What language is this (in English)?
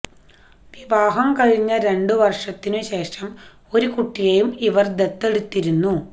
Malayalam